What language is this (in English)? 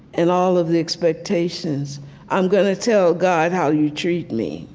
English